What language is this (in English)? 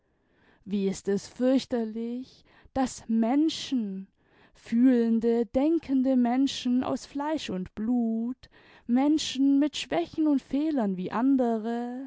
German